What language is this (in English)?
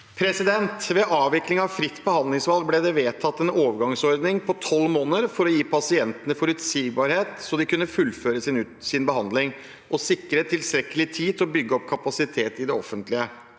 Norwegian